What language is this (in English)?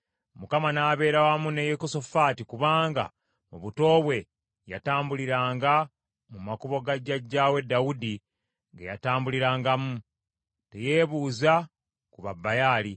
Ganda